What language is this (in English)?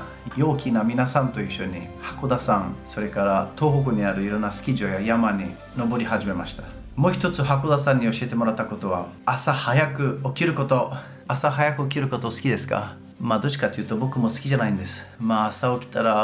Japanese